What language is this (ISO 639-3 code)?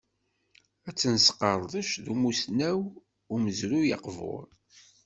kab